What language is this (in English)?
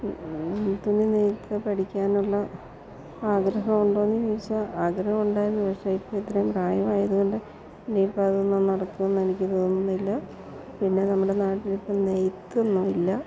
Malayalam